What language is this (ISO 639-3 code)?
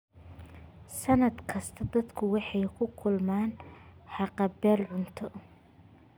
som